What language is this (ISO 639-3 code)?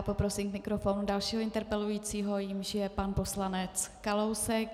ces